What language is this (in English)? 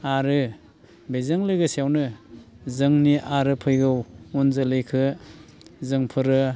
Bodo